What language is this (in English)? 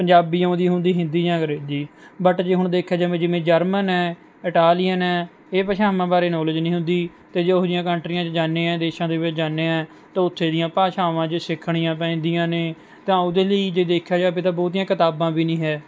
Punjabi